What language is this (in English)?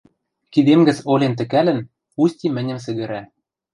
Western Mari